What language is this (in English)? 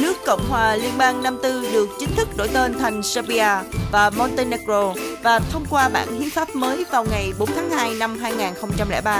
Vietnamese